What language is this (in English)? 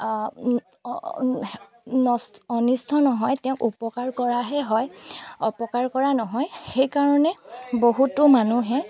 Assamese